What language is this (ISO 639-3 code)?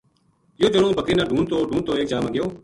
gju